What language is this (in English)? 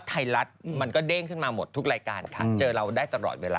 Thai